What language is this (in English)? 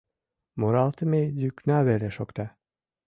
Mari